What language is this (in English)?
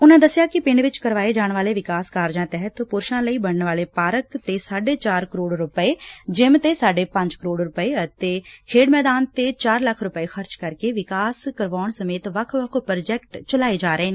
Punjabi